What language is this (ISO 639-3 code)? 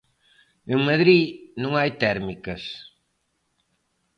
glg